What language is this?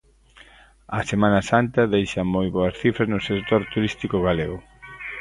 Galician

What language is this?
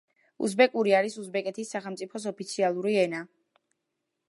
Georgian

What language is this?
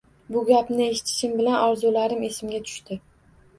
Uzbek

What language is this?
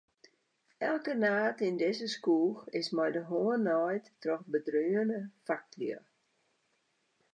Western Frisian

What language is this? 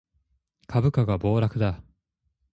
Japanese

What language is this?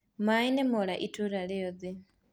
Kikuyu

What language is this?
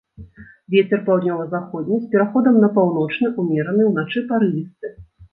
Belarusian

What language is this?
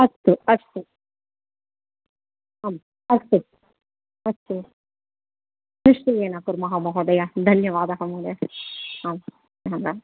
Sanskrit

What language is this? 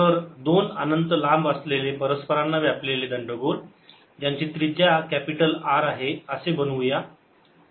Marathi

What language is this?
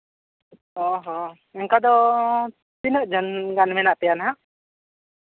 Santali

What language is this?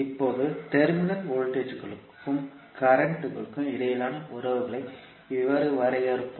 Tamil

